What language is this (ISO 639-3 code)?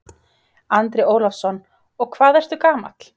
isl